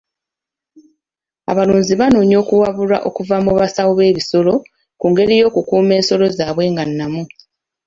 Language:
Ganda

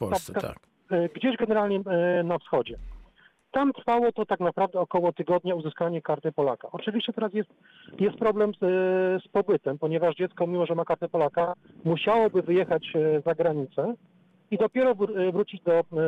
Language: Polish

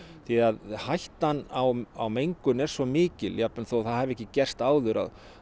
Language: Icelandic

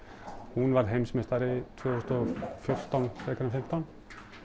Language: Icelandic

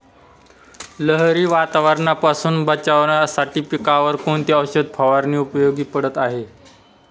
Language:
Marathi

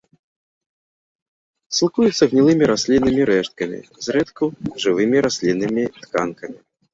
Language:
Belarusian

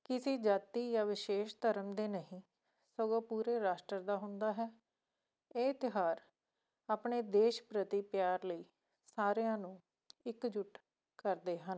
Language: Punjabi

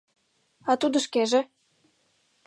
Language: Mari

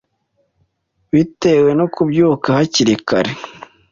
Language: Kinyarwanda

